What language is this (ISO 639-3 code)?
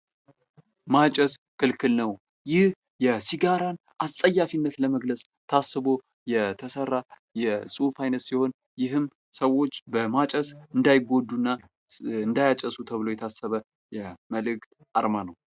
amh